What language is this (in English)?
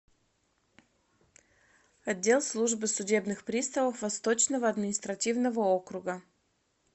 Russian